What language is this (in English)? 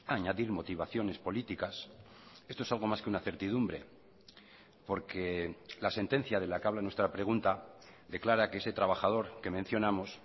Spanish